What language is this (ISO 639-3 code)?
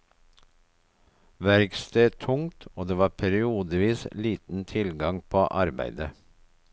nor